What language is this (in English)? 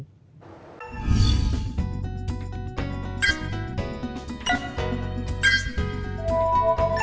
Vietnamese